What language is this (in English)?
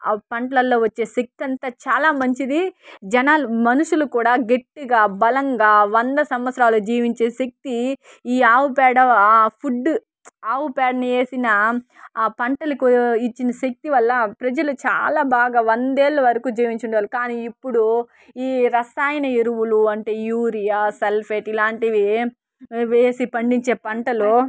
Telugu